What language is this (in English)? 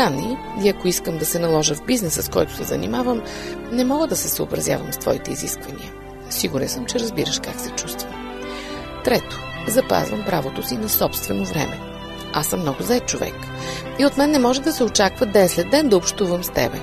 Bulgarian